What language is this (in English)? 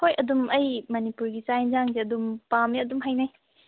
Manipuri